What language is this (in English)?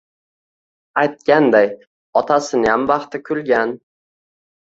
Uzbek